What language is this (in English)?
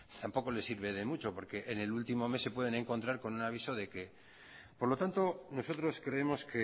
Spanish